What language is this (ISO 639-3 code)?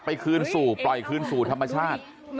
tha